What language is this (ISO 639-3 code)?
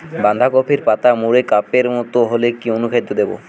ben